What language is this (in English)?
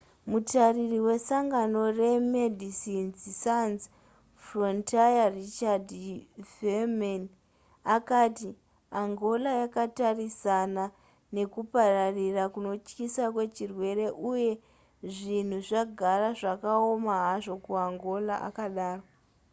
Shona